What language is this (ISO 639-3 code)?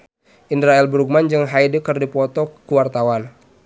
sun